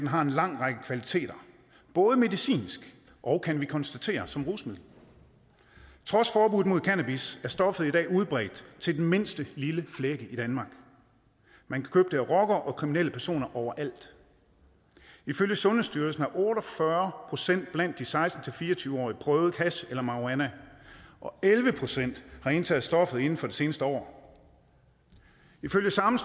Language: Danish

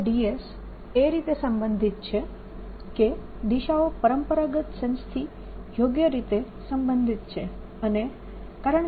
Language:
Gujarati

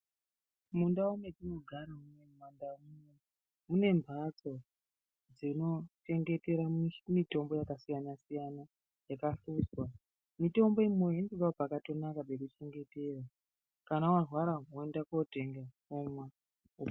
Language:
Ndau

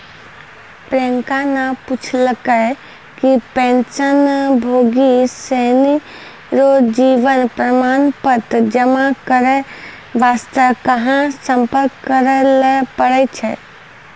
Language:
Maithili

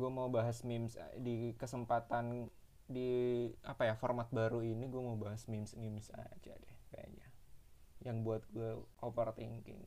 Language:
Indonesian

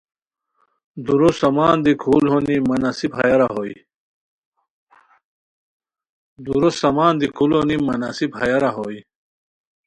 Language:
Khowar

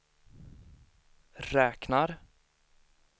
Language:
Swedish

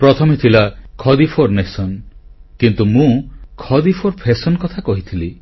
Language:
Odia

